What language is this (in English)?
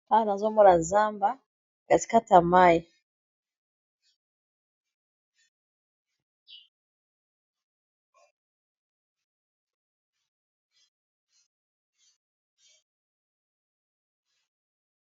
Lingala